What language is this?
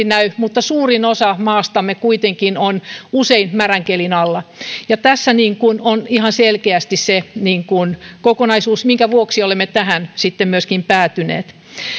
Finnish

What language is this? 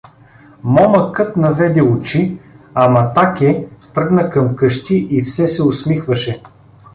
Bulgarian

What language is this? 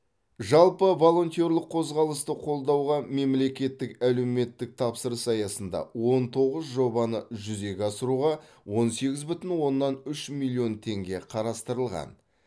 Kazakh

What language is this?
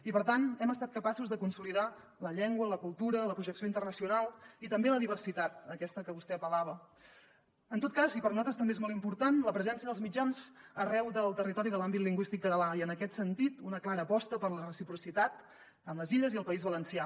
Catalan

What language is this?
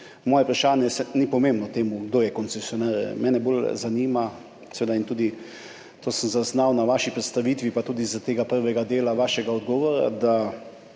Slovenian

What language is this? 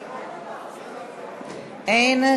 Hebrew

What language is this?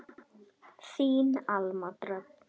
Icelandic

